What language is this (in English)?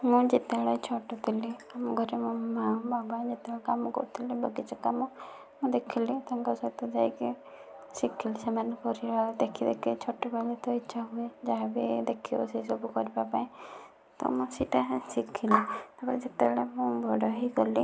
Odia